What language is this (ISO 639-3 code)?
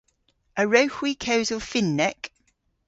cor